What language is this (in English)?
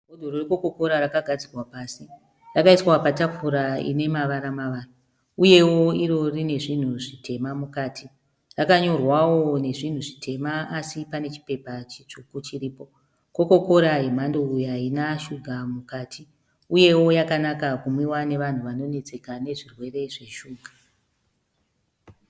Shona